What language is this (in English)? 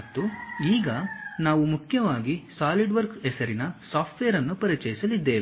Kannada